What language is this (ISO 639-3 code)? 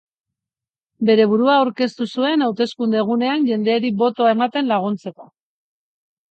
eus